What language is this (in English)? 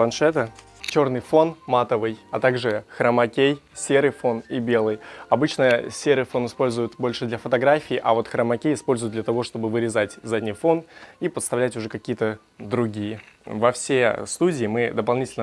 Russian